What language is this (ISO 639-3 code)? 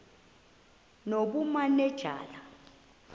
xho